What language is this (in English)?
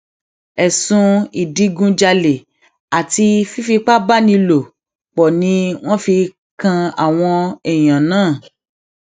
Yoruba